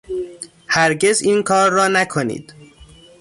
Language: Persian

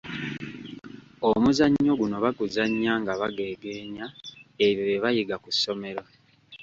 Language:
Ganda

